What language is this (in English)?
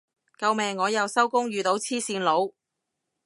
Cantonese